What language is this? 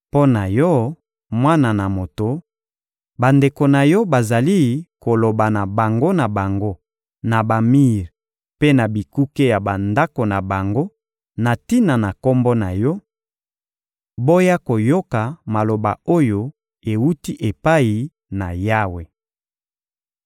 Lingala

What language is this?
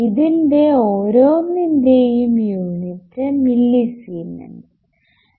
Malayalam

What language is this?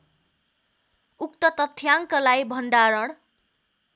Nepali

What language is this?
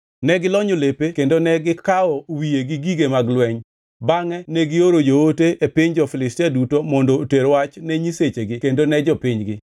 Luo (Kenya and Tanzania)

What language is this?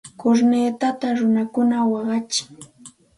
Santa Ana de Tusi Pasco Quechua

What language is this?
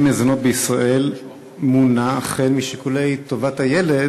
Hebrew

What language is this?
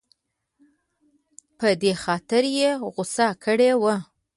Pashto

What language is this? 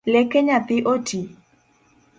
Luo (Kenya and Tanzania)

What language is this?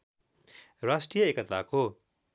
Nepali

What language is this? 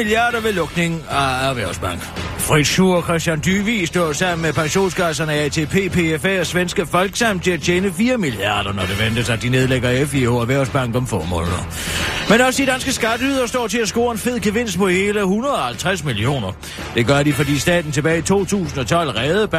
Danish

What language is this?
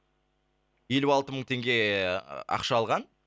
Kazakh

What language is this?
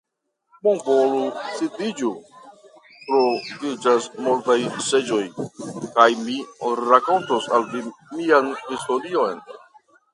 Esperanto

